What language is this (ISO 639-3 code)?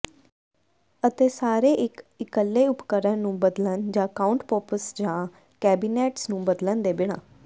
pan